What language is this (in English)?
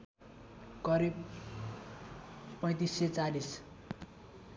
Nepali